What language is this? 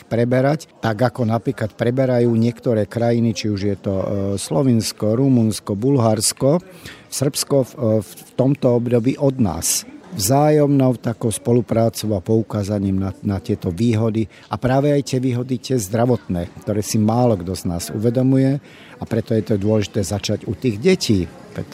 Slovak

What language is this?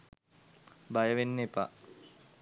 Sinhala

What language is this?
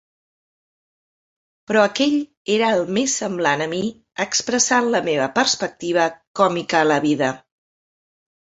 Catalan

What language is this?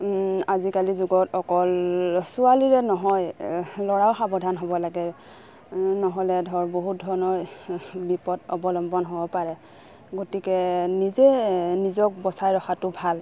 Assamese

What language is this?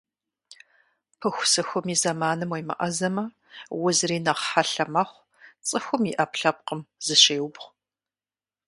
Kabardian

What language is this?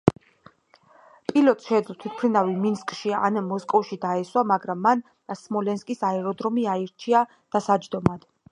Georgian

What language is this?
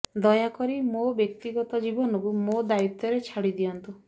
Odia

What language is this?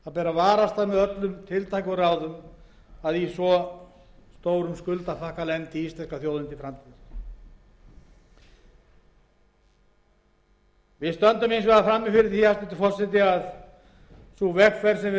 Icelandic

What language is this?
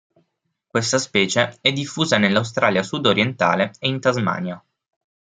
Italian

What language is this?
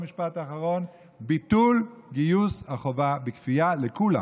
Hebrew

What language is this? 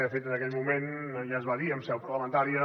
Catalan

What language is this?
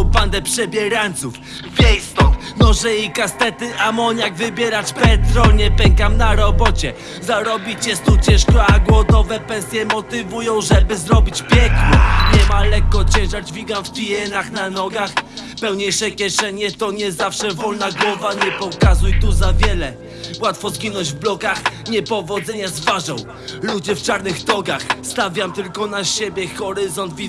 Polish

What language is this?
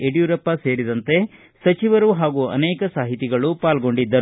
Kannada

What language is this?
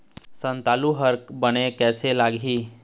Chhattisgarhi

